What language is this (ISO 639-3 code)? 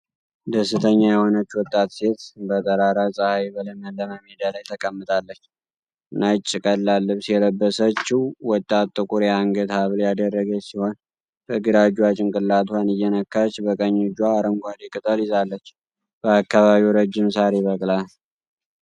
amh